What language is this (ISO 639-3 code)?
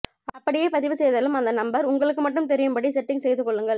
tam